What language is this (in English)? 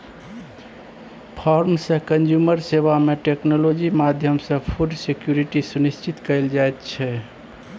Maithili